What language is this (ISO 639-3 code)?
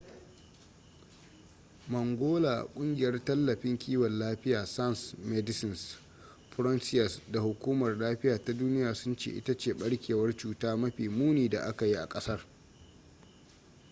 hau